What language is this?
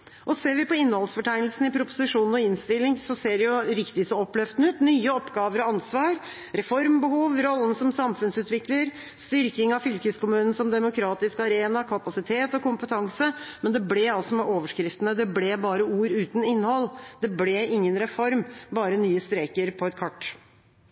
Norwegian Bokmål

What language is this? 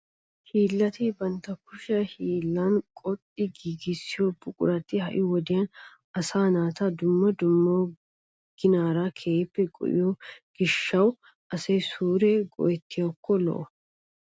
Wolaytta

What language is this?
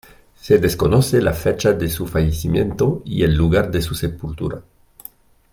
Spanish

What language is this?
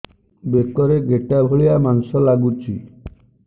Odia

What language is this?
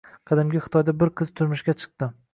Uzbek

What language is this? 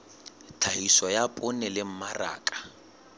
Southern Sotho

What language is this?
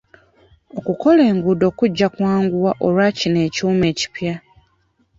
Ganda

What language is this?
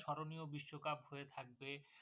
Bangla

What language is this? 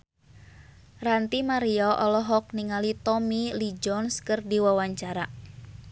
Sundanese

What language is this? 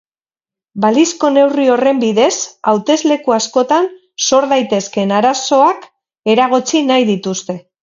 Basque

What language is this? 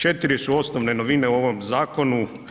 Croatian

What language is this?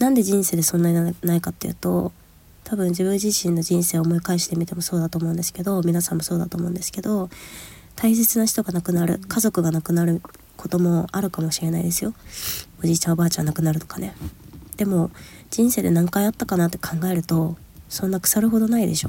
Japanese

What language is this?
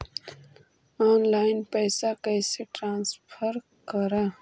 Magahi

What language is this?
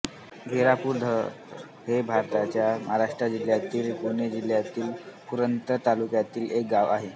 Marathi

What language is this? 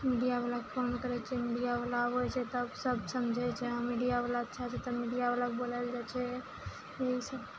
Maithili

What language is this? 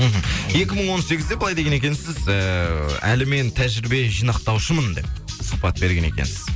Kazakh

